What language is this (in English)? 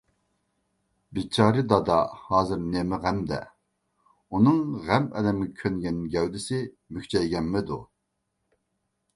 Uyghur